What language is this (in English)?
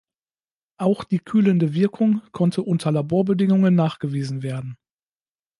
German